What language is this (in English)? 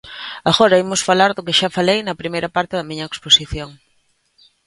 Galician